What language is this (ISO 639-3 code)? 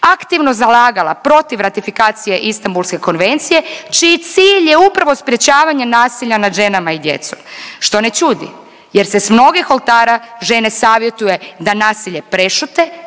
hrv